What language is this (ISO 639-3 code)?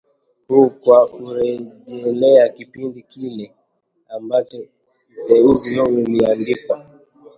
swa